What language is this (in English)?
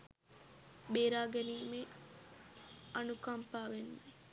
Sinhala